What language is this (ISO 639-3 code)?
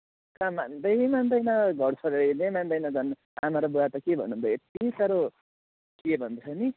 nep